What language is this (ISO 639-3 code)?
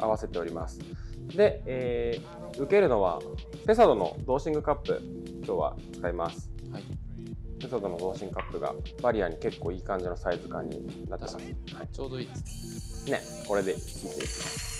jpn